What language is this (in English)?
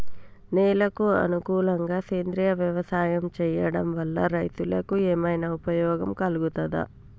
Telugu